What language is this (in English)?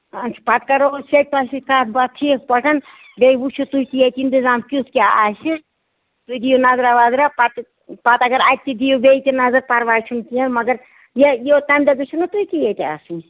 Kashmiri